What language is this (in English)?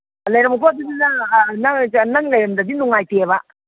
Manipuri